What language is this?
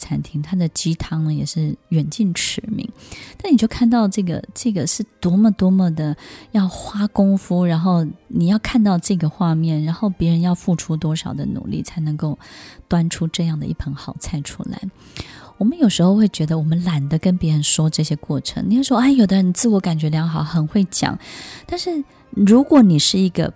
Chinese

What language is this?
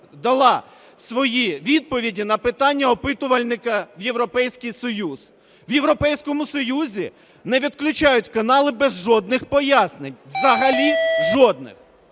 Ukrainian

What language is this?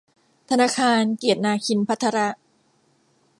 Thai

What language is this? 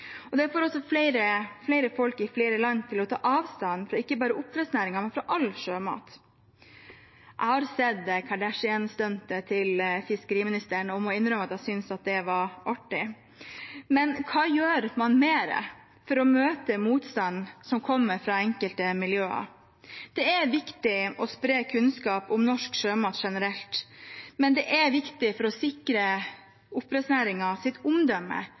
Norwegian Bokmål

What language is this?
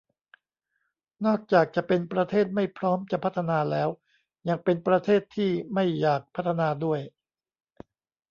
Thai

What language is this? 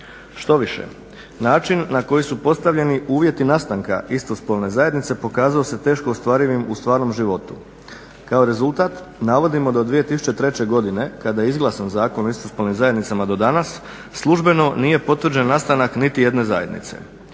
Croatian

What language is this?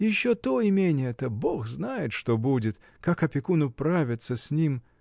Russian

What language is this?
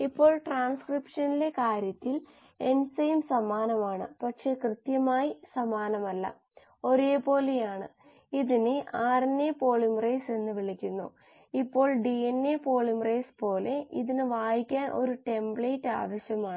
Malayalam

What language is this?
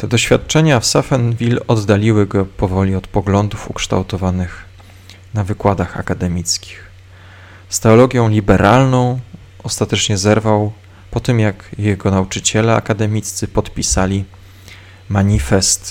Polish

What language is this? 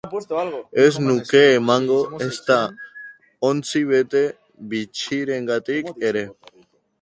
Basque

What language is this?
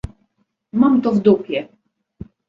Polish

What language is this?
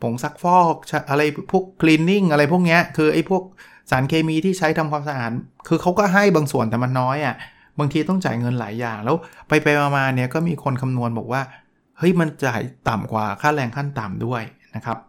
Thai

